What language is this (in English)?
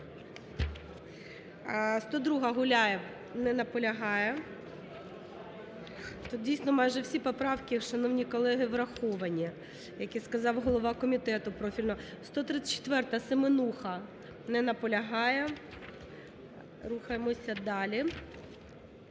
Ukrainian